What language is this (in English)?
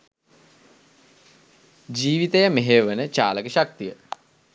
Sinhala